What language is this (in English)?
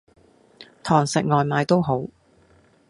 Cantonese